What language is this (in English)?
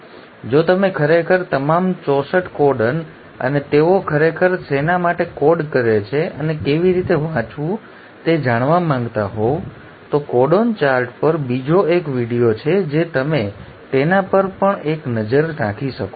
Gujarati